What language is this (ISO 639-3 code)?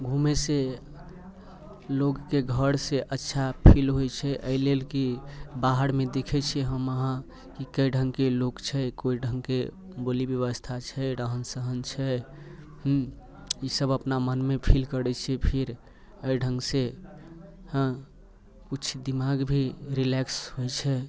mai